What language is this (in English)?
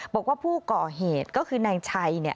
Thai